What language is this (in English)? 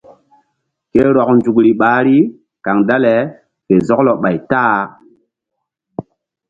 Mbum